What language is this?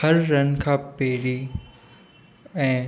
Sindhi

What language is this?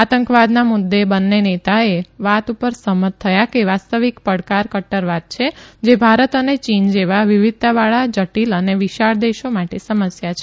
Gujarati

